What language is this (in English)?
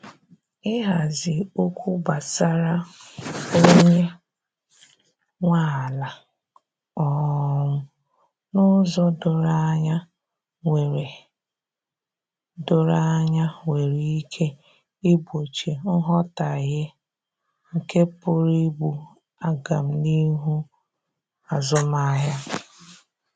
Igbo